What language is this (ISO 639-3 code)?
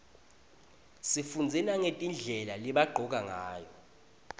ssw